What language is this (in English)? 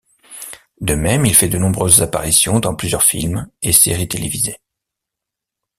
French